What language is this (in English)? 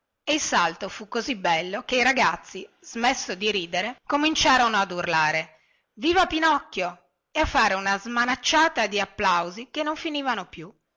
Italian